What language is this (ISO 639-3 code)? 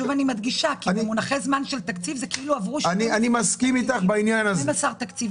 heb